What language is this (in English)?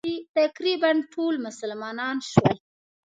Pashto